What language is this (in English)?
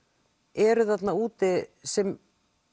Icelandic